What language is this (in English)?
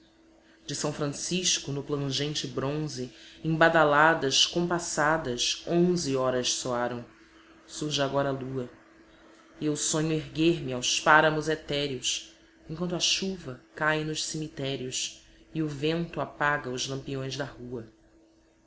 Portuguese